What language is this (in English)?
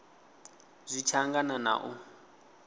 Venda